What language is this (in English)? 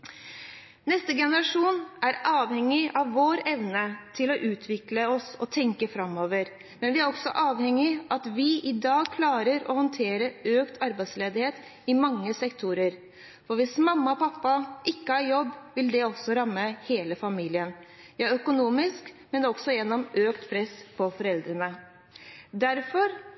Norwegian Bokmål